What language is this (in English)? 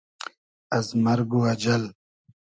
Hazaragi